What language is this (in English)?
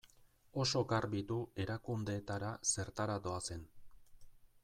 Basque